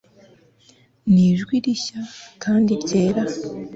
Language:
Kinyarwanda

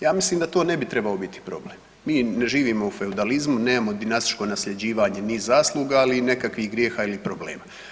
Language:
Croatian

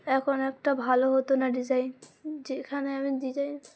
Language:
Bangla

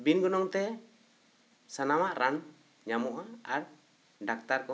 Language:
Santali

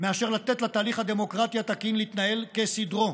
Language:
Hebrew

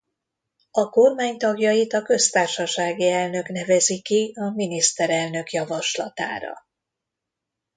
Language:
Hungarian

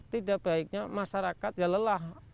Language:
Indonesian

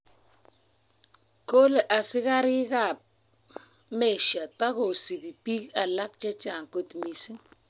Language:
Kalenjin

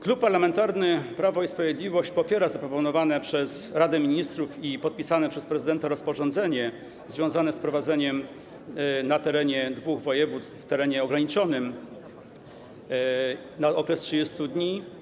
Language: Polish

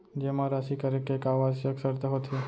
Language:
Chhattisgarhi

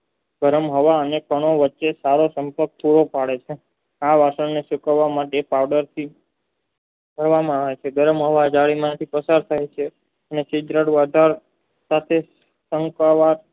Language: Gujarati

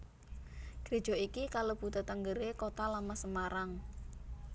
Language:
Javanese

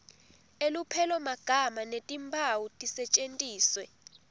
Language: Swati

